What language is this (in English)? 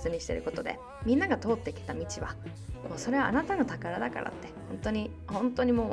Japanese